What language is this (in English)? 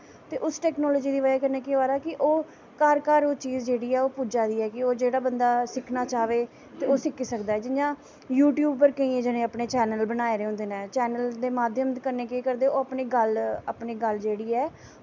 Dogri